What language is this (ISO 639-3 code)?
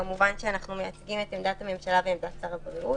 heb